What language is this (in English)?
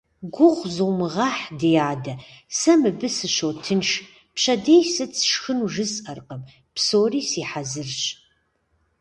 Kabardian